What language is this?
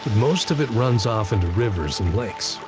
English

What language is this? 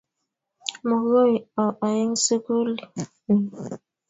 Kalenjin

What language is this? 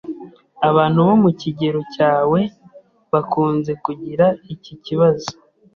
Kinyarwanda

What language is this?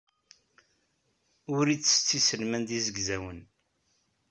Kabyle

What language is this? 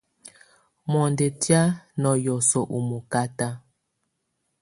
Tunen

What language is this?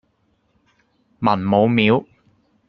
Cantonese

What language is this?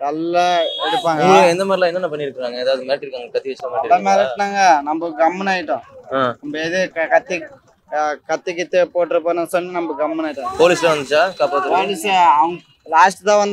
Tamil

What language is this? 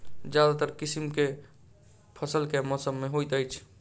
Maithili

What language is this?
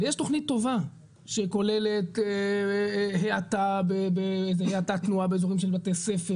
Hebrew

